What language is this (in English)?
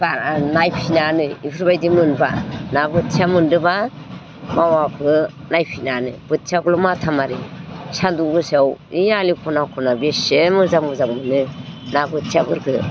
Bodo